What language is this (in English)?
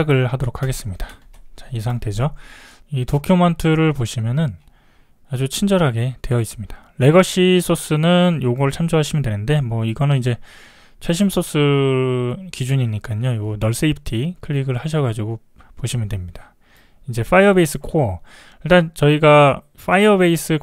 Korean